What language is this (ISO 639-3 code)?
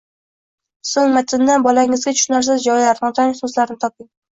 uzb